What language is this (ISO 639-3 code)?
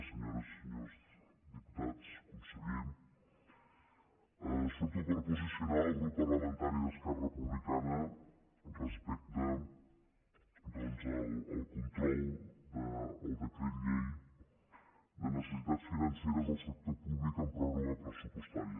cat